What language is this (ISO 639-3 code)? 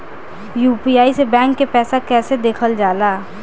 bho